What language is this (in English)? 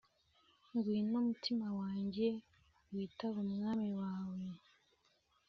Kinyarwanda